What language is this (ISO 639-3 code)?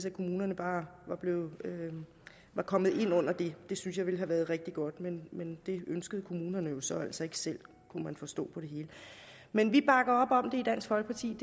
dan